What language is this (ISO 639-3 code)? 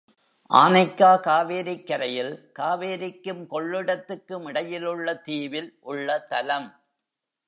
tam